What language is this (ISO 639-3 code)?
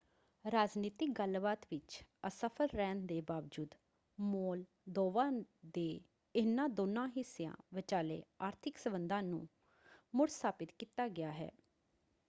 pan